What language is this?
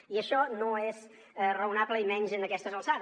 Catalan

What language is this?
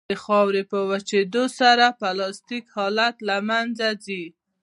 Pashto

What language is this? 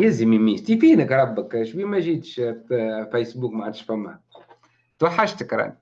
Arabic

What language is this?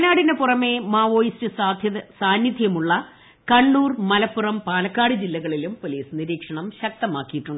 Malayalam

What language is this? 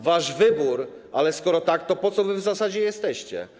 Polish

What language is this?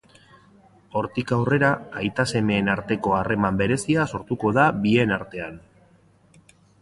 Basque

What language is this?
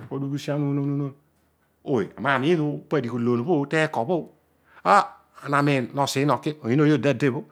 Odual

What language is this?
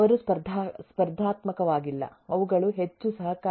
Kannada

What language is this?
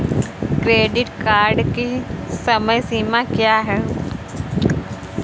Hindi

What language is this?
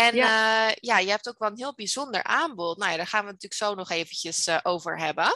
Dutch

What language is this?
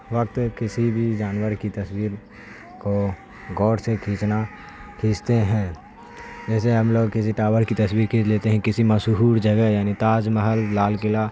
Urdu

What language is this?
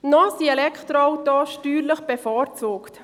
Swiss German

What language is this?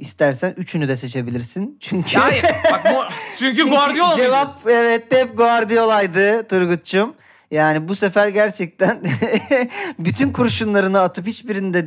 Turkish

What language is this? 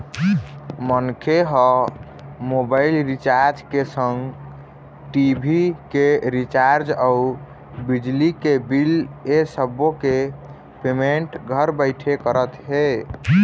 Chhattisgarhi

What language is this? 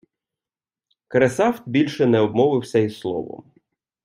Ukrainian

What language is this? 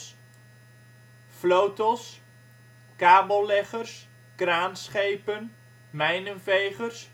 Dutch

